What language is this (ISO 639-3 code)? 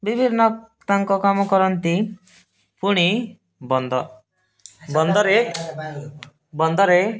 ori